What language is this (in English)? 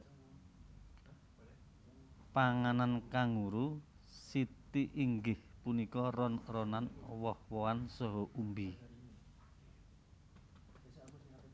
Javanese